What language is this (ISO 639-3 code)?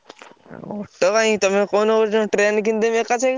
ori